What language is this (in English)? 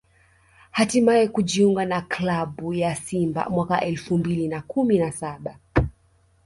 Swahili